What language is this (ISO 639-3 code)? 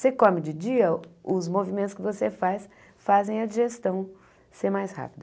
por